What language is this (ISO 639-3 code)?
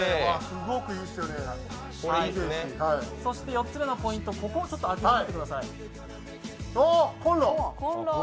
jpn